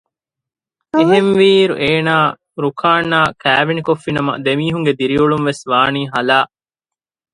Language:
Divehi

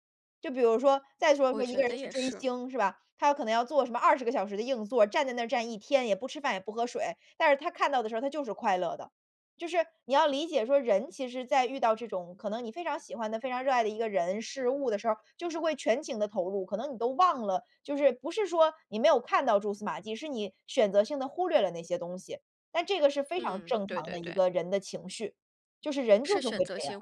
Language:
Chinese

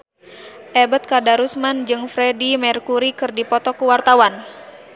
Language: Sundanese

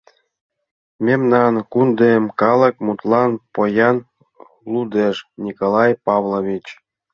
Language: Mari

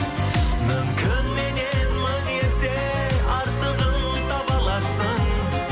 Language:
Kazakh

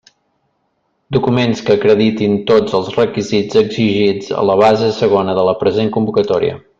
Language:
Catalan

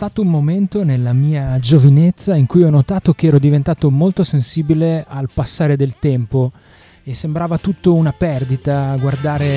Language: Italian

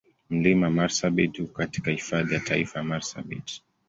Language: Swahili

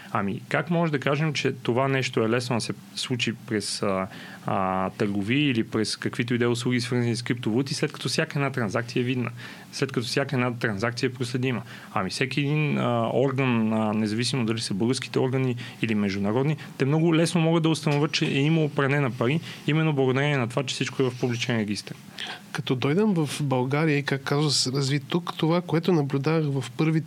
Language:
Bulgarian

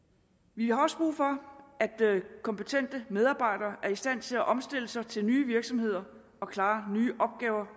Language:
Danish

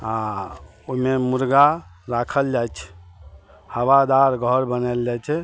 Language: Maithili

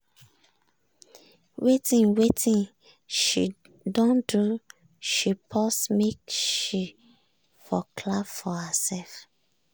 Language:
Nigerian Pidgin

